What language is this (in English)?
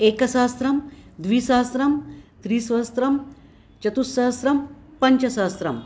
Sanskrit